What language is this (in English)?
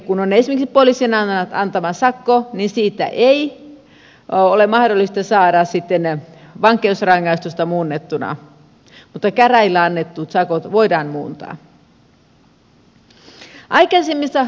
Finnish